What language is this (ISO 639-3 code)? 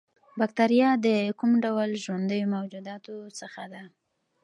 pus